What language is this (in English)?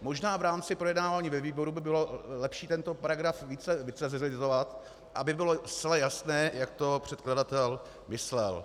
Czech